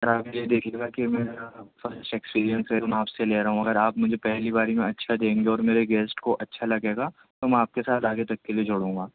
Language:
Urdu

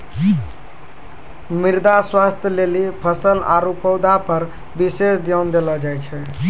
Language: Maithili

